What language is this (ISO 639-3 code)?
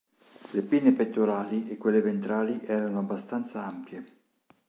ita